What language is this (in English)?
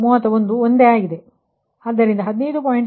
Kannada